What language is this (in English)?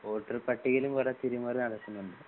Malayalam